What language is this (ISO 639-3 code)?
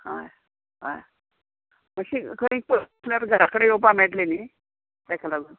kok